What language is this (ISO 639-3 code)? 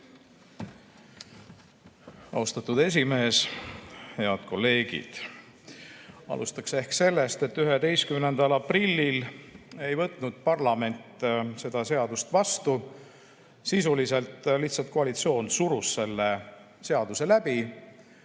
est